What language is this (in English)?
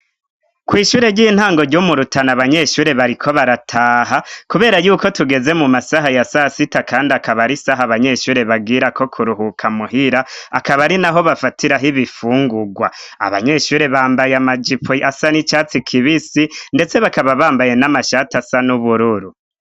Rundi